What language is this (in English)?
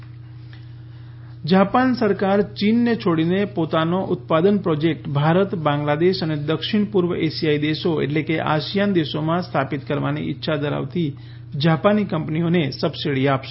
Gujarati